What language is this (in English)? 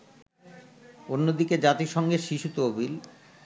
Bangla